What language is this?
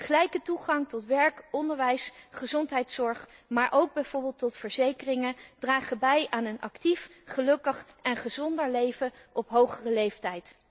Dutch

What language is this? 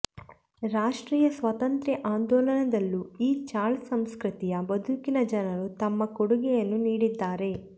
Kannada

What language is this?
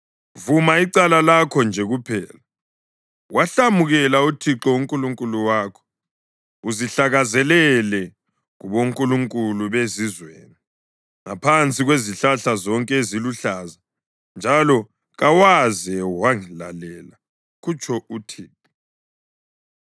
North Ndebele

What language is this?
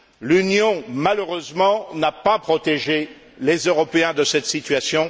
French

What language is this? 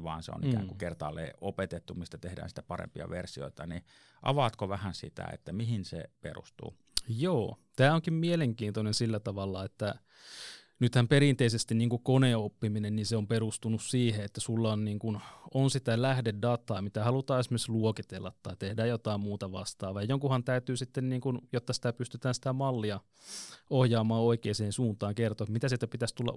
Finnish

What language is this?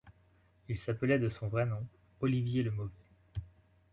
French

